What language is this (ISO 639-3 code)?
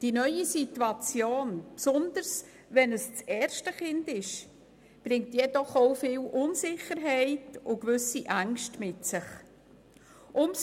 gsw